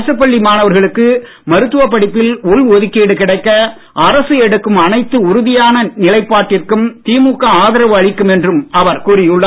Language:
Tamil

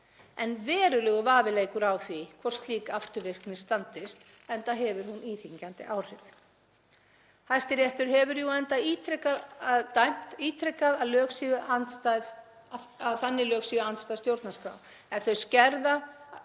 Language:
Icelandic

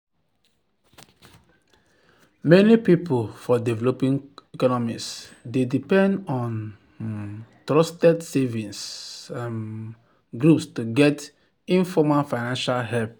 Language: Nigerian Pidgin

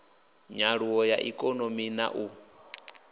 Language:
Venda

